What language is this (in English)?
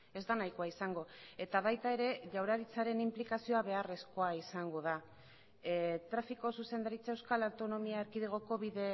Basque